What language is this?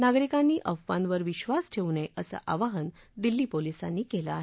Marathi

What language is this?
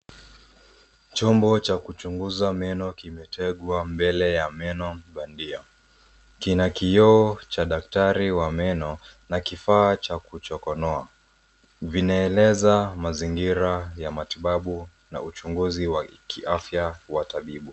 Swahili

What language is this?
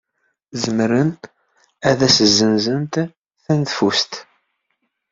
Kabyle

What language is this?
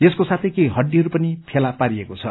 Nepali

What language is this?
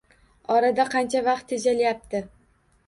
Uzbek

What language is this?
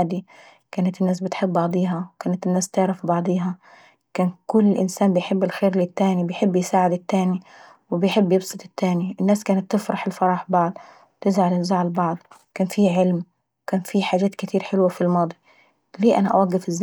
Saidi Arabic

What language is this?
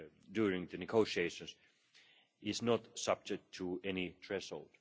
English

